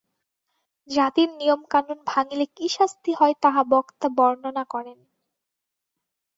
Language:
Bangla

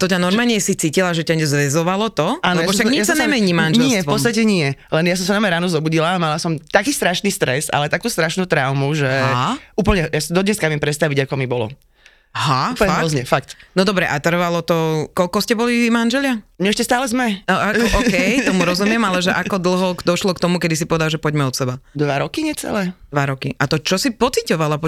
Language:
Slovak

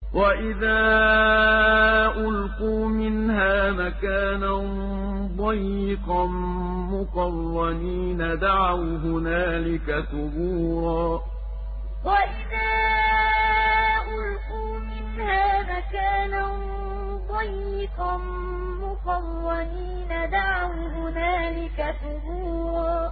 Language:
Arabic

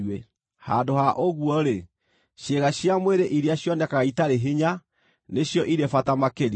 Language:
Kikuyu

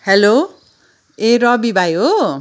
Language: Nepali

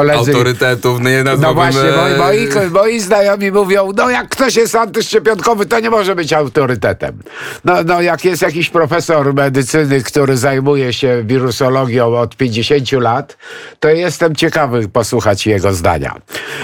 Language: Polish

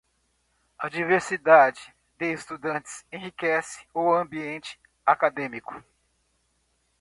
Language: Portuguese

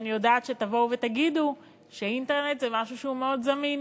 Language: Hebrew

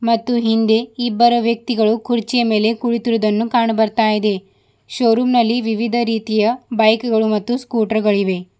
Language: Kannada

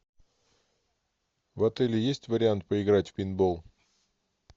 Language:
Russian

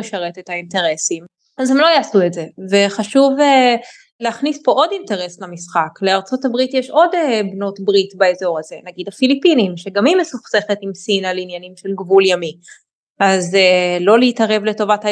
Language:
Hebrew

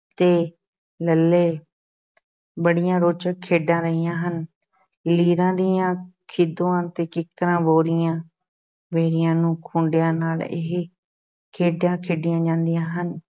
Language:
Punjabi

